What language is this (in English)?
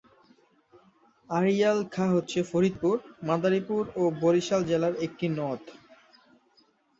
Bangla